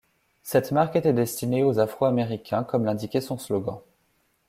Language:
French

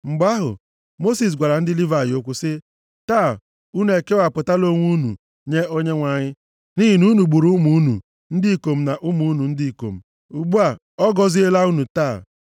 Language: Igbo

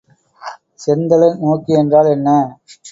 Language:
Tamil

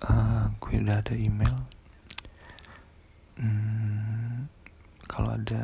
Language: Indonesian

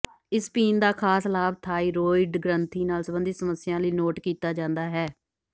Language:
Punjabi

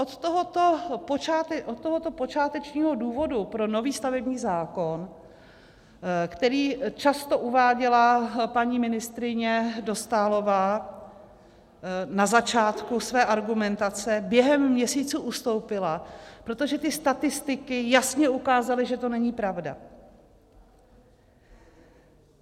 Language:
Czech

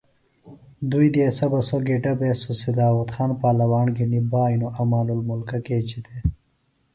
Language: Phalura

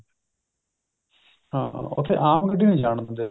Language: Punjabi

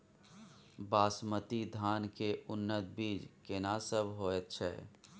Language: Maithili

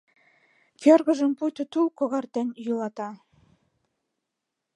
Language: Mari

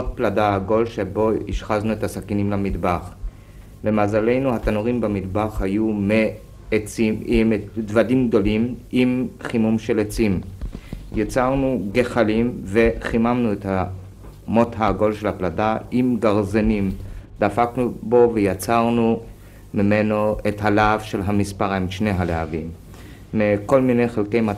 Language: Hebrew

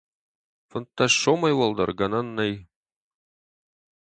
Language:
Ossetic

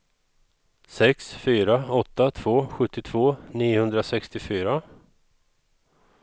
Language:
Swedish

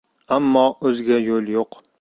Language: Uzbek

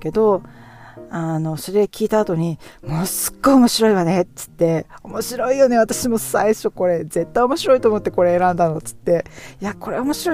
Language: Japanese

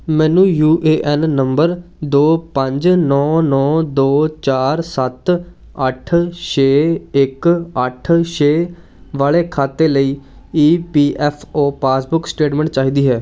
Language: Punjabi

